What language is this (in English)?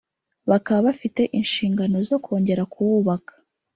Kinyarwanda